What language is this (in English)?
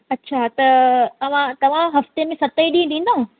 Sindhi